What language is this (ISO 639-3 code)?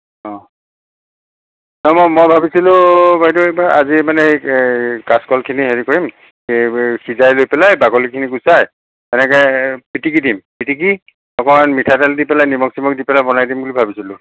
asm